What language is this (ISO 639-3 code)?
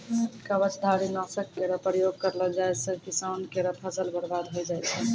mai